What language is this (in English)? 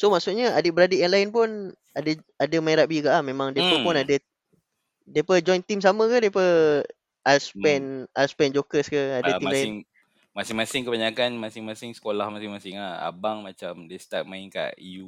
Malay